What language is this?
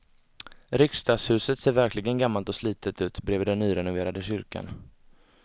Swedish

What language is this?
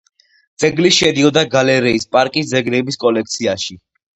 Georgian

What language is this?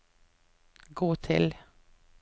Norwegian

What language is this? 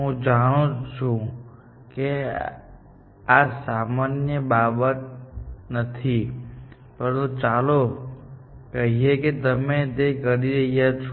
Gujarati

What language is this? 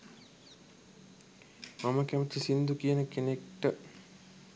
Sinhala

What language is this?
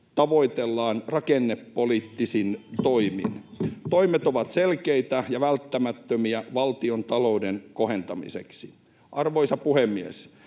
Finnish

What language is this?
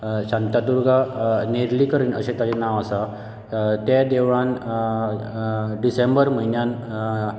Konkani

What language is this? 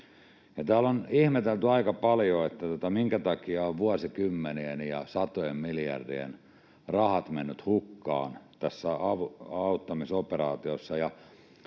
Finnish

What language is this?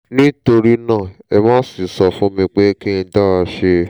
Yoruba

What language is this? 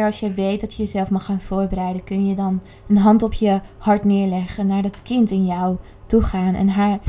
Dutch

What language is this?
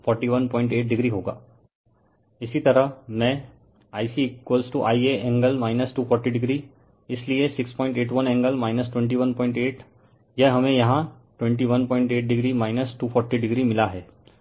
Hindi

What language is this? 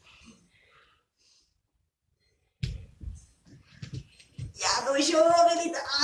Swedish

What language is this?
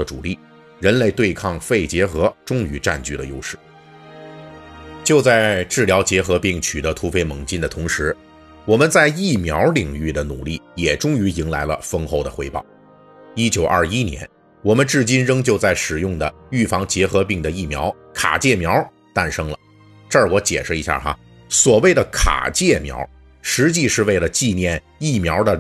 Chinese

